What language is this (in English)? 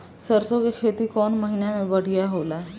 Bhojpuri